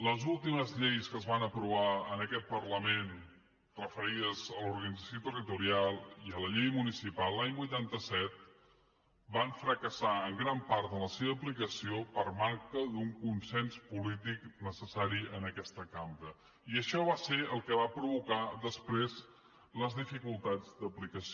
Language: Catalan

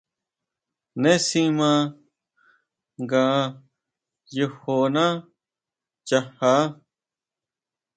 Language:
Huautla Mazatec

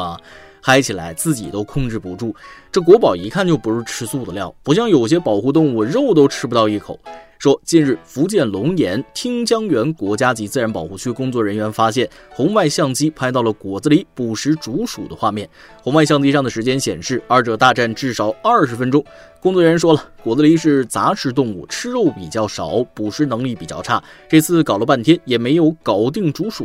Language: Chinese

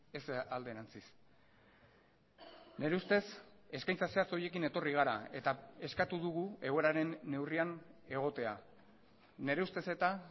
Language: Basque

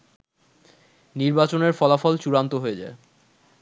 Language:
Bangla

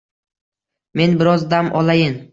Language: Uzbek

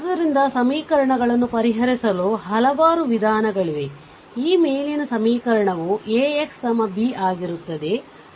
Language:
Kannada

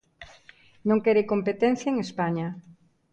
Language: Galician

